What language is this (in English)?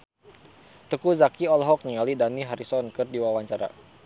Sundanese